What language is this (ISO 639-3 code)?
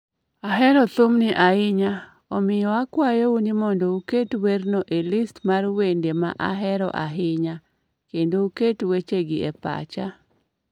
luo